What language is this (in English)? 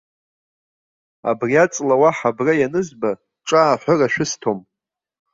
Abkhazian